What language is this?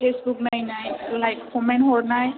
Bodo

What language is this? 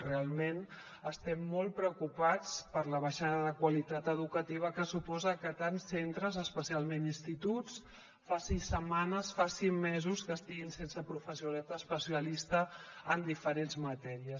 Catalan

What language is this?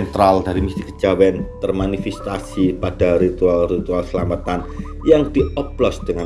Indonesian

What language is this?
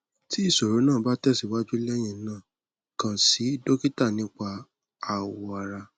Yoruba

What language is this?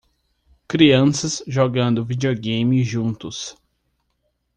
Portuguese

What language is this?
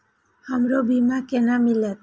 Maithili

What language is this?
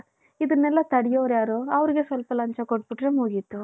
Kannada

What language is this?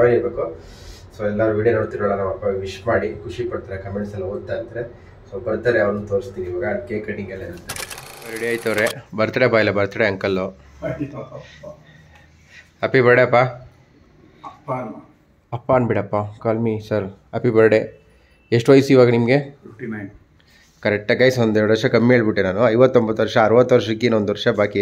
Kannada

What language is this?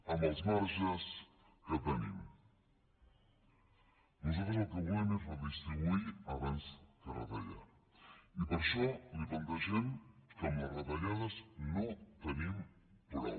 Catalan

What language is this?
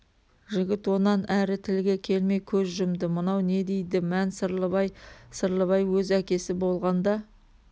Kazakh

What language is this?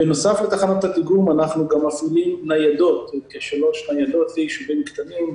Hebrew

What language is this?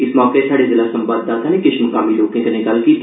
Dogri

